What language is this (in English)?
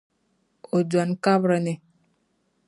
Dagbani